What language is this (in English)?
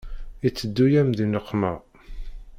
Kabyle